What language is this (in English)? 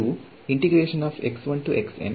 Kannada